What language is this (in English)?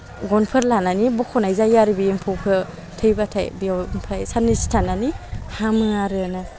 Bodo